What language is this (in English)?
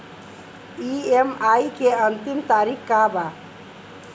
Bhojpuri